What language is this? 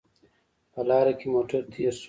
Pashto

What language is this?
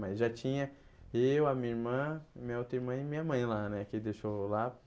Portuguese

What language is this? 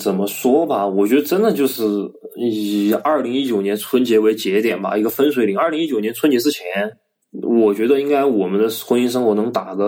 Chinese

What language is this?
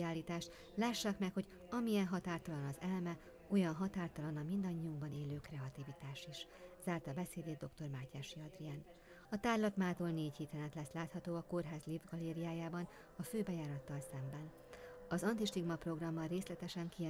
Hungarian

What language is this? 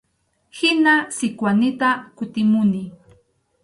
Arequipa-La Unión Quechua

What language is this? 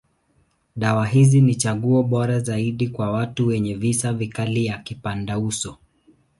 Swahili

